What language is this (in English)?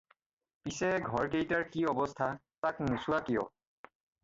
Assamese